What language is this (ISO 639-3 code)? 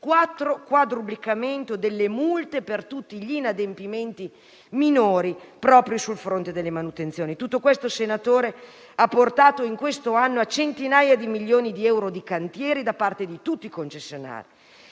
ita